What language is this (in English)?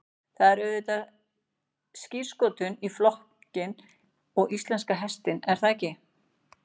Icelandic